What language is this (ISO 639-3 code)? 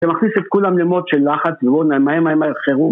heb